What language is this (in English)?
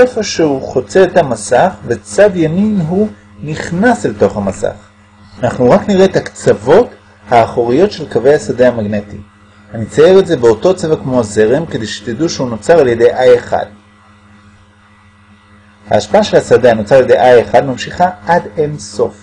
Hebrew